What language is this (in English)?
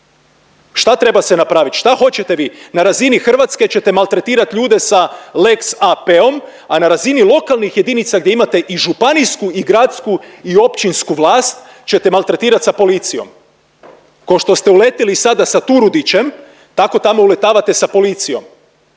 Croatian